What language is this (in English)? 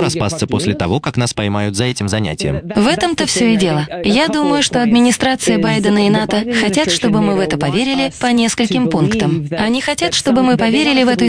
Russian